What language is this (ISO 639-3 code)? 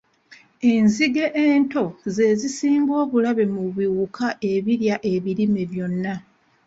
lug